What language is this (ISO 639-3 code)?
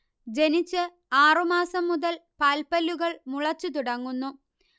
mal